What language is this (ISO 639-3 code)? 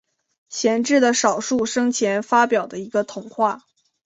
zho